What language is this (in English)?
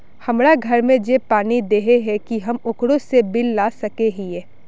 Magahi